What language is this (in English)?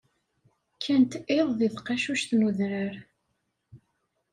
Kabyle